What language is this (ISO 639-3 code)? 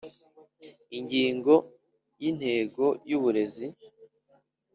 kin